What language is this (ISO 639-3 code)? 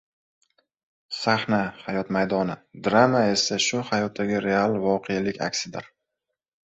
uzb